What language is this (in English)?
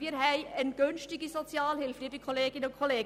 Swiss German